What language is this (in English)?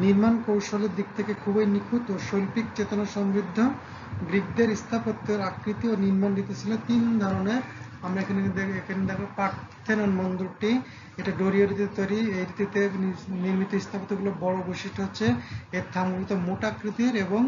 Turkish